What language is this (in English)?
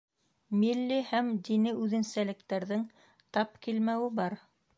Bashkir